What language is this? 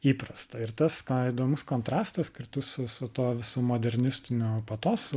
Lithuanian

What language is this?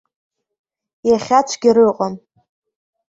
Abkhazian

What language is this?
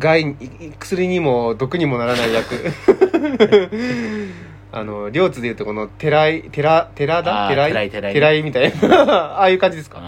Japanese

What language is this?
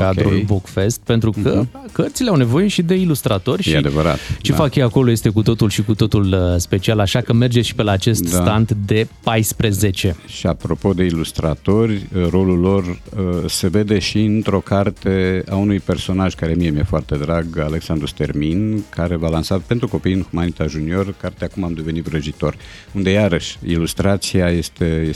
Romanian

